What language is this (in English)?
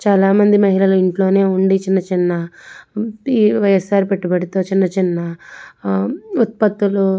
Telugu